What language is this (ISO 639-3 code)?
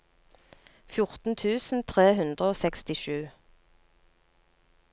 nor